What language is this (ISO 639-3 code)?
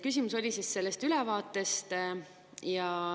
est